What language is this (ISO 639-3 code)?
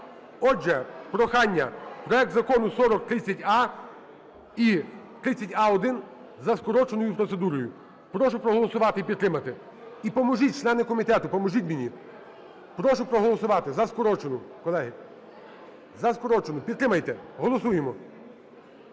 ukr